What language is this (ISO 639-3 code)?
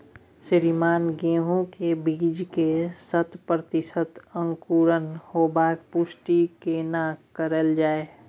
mai